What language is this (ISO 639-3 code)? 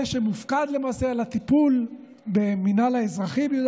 heb